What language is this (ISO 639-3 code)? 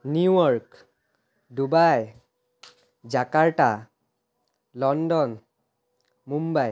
asm